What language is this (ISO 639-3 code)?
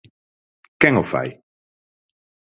glg